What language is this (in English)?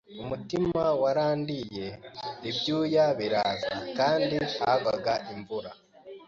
Kinyarwanda